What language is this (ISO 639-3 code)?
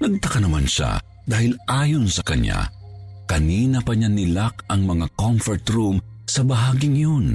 fil